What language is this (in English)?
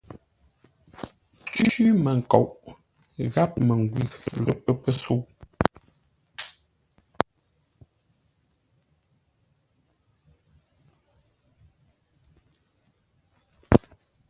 Ngombale